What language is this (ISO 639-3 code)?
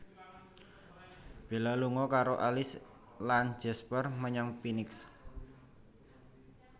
jav